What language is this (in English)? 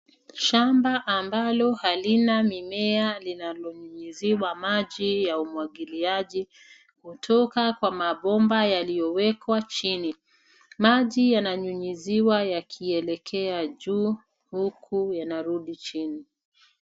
Swahili